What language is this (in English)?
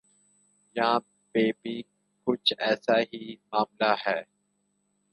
Urdu